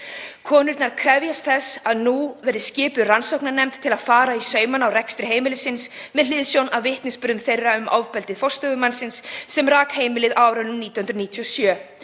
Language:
Icelandic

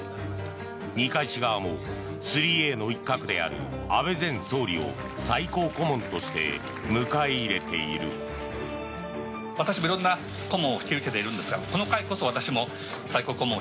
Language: Japanese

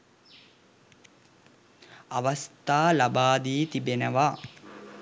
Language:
Sinhala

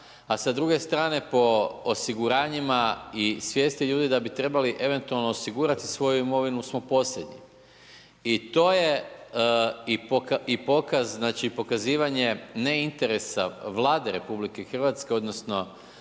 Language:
Croatian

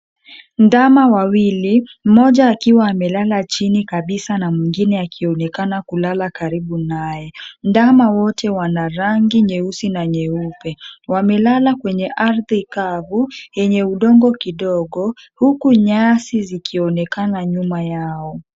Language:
Swahili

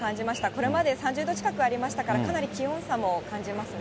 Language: Japanese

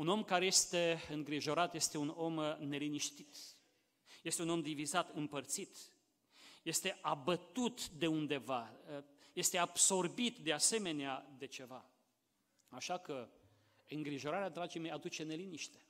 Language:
Romanian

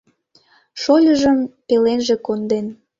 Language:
Mari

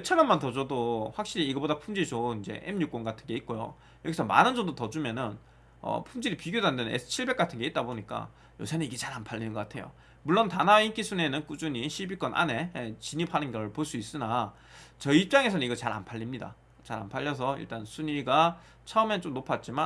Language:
Korean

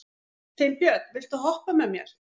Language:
Icelandic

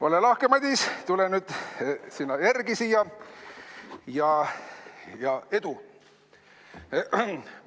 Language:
Estonian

